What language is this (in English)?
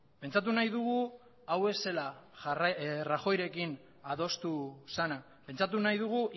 Basque